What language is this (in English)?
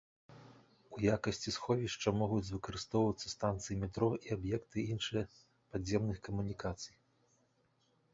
Belarusian